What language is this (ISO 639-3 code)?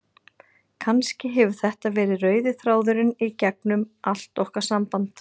isl